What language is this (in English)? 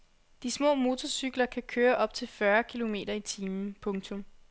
Danish